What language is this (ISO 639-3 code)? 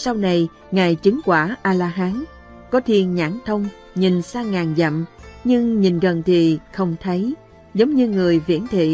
vie